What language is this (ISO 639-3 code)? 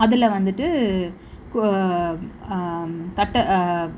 tam